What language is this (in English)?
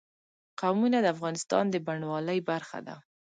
Pashto